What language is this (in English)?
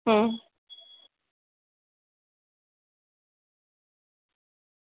Gujarati